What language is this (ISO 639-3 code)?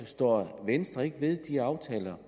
dan